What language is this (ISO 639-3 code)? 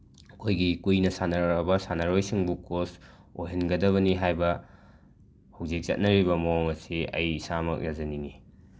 mni